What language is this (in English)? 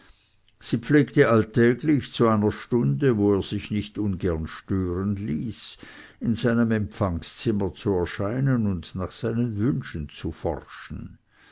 German